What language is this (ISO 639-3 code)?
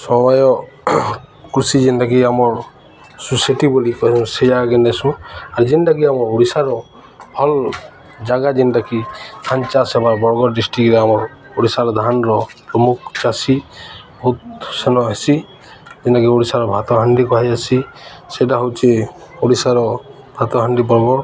ori